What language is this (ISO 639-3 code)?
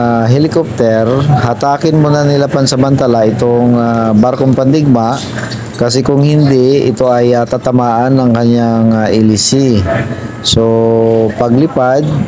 fil